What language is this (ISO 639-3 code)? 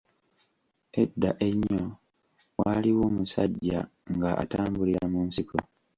lug